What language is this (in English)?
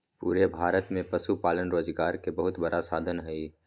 Magahi